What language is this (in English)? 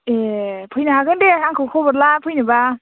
Bodo